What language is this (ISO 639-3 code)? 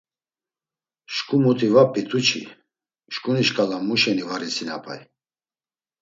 lzz